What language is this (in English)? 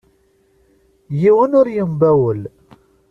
Kabyle